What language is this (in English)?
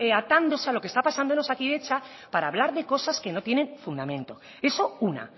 Spanish